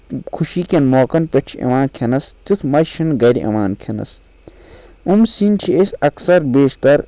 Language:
Kashmiri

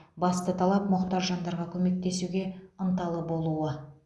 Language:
Kazakh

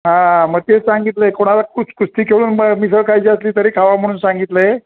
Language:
Marathi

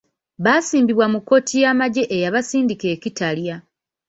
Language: Ganda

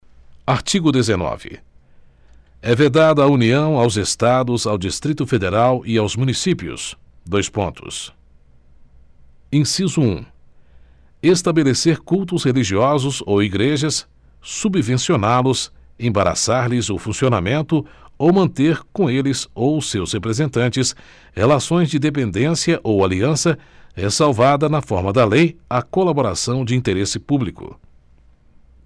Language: Portuguese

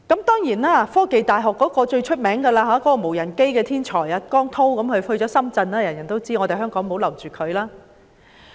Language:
Cantonese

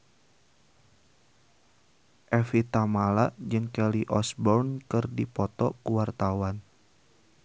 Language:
Sundanese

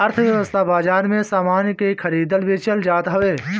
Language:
Bhojpuri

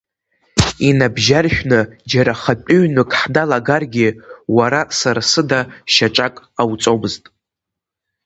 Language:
Abkhazian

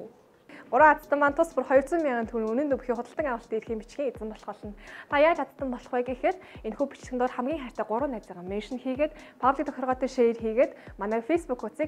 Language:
Arabic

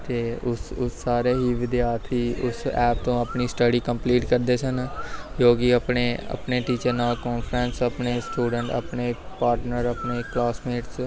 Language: Punjabi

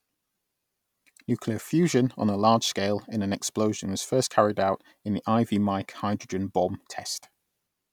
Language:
English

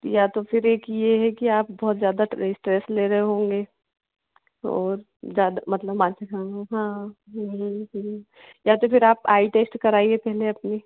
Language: Hindi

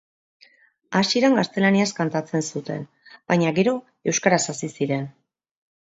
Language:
Basque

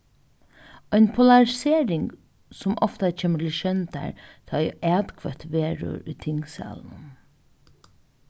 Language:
Faroese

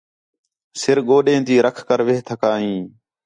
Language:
Khetrani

